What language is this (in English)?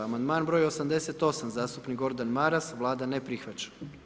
Croatian